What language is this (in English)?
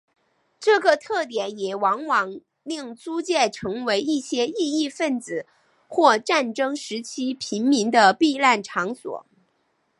Chinese